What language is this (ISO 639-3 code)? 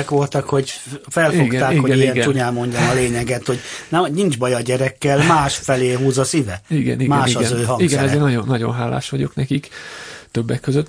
hun